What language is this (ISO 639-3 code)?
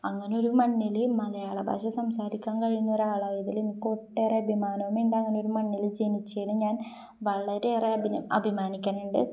mal